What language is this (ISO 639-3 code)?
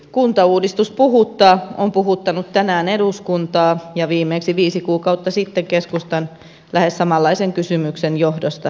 fin